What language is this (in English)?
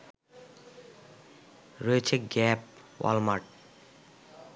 Bangla